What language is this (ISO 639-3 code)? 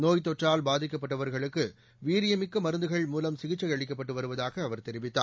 tam